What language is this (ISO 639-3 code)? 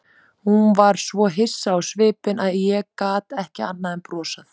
isl